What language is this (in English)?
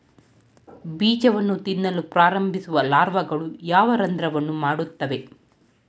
Kannada